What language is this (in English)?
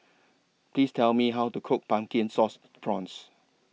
English